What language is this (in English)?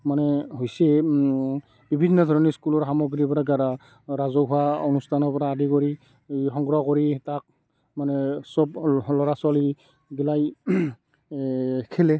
Assamese